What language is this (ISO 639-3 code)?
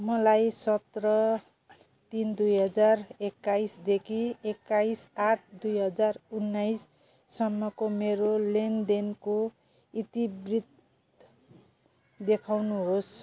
nep